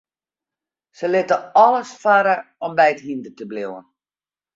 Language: Western Frisian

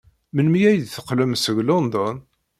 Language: Kabyle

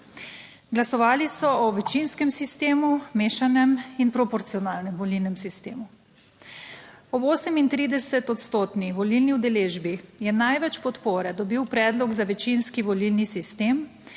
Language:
Slovenian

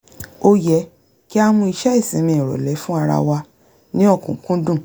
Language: Yoruba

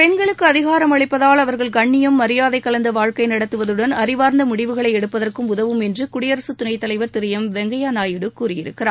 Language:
Tamil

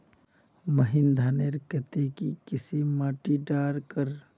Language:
Magahi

